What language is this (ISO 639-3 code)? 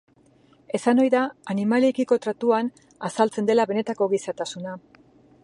eus